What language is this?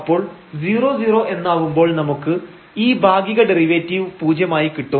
Malayalam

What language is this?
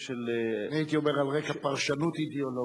Hebrew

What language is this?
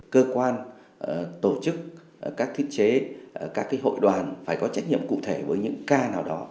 Vietnamese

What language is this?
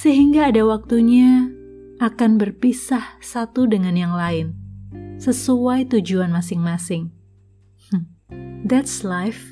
Indonesian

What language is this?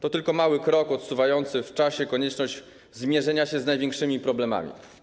Polish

